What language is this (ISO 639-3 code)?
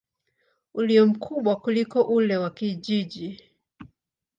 swa